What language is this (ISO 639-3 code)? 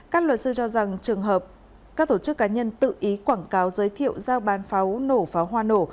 vie